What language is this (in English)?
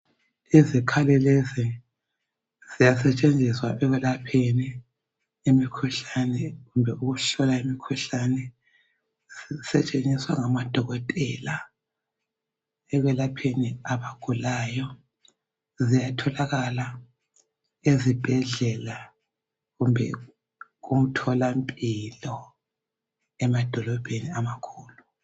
North Ndebele